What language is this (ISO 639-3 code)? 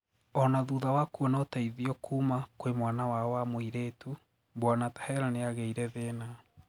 kik